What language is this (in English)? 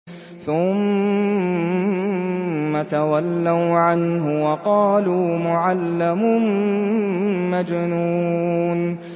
Arabic